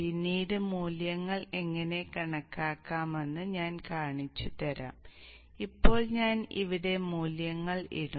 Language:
Malayalam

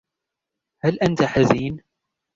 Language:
Arabic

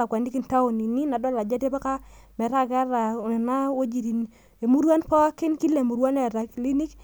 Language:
Masai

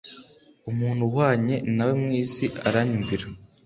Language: Kinyarwanda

